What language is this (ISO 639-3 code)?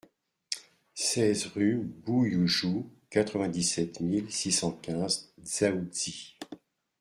fra